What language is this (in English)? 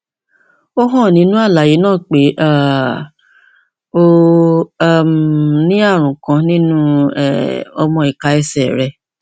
Yoruba